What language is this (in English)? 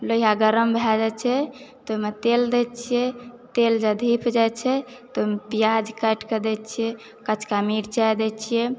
Maithili